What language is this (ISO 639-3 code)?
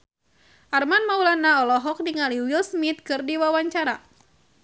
sun